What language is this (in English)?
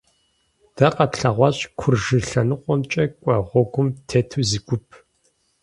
Kabardian